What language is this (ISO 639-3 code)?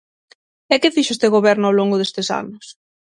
glg